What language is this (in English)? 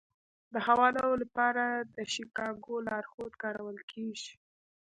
Pashto